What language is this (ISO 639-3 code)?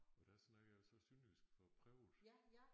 dan